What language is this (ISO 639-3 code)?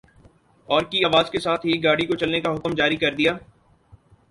urd